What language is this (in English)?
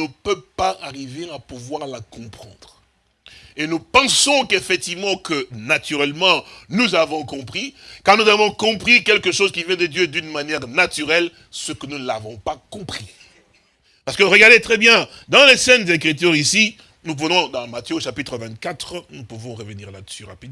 French